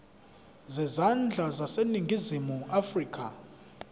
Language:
Zulu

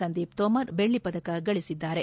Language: Kannada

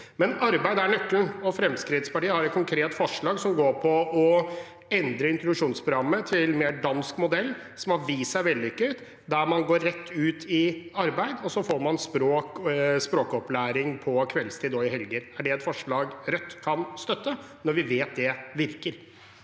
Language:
Norwegian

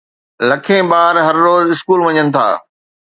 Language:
Sindhi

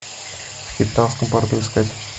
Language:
Russian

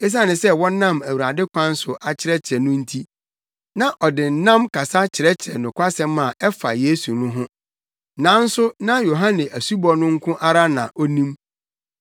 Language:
Akan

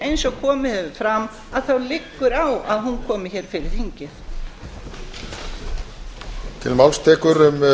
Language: Icelandic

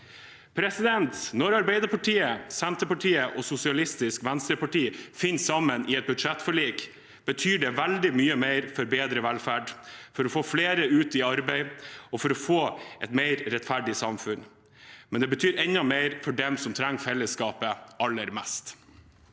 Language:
Norwegian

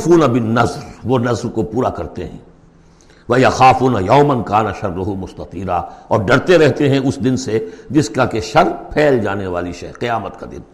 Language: Urdu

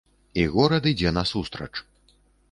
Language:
Belarusian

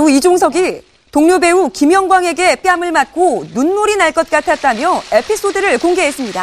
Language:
Korean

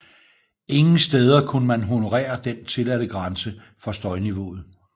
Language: Danish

